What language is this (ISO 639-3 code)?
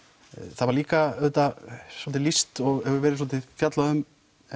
isl